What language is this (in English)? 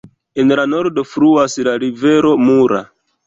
Esperanto